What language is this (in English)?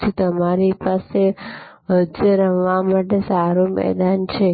Gujarati